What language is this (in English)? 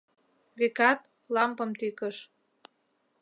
Mari